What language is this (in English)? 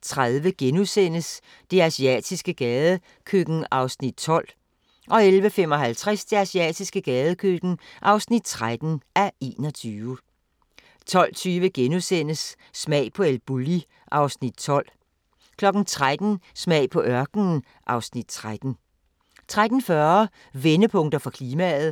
Danish